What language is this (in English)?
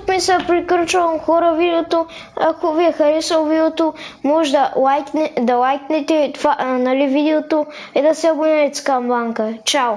Bulgarian